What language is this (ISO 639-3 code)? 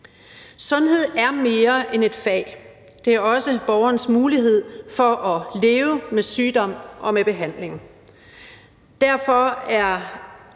dan